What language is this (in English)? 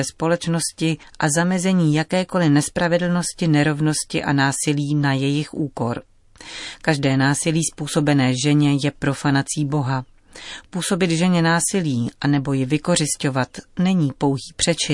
Czech